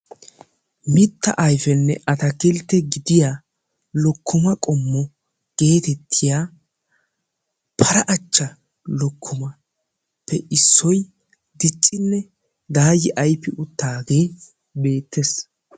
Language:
Wolaytta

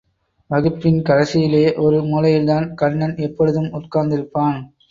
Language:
Tamil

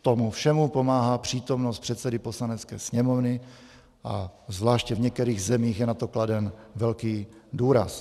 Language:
Czech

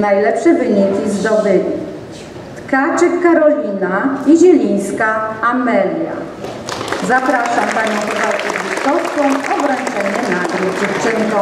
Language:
Polish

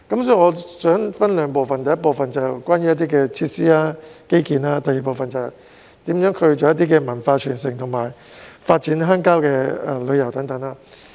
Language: Cantonese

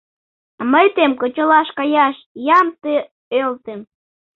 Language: Mari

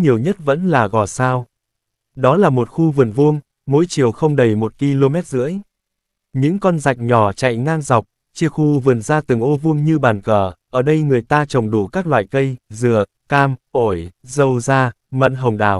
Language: Vietnamese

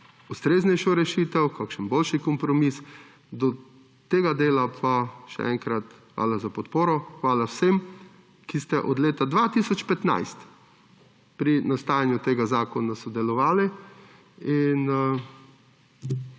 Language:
Slovenian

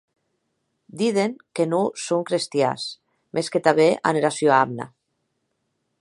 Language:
Occitan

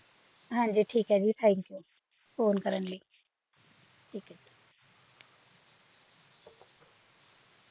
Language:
Punjabi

